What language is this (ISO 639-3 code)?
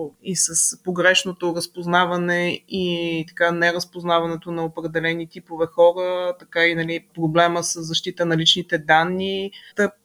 bul